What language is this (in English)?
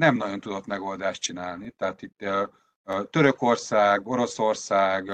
Hungarian